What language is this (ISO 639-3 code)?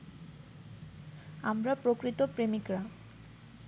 ben